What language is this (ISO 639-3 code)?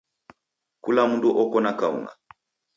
dav